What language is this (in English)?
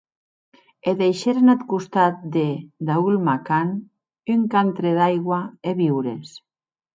Occitan